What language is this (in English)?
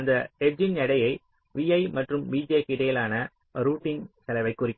Tamil